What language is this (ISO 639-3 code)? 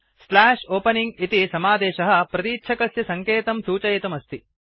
san